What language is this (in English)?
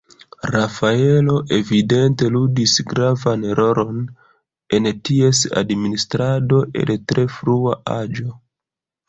Esperanto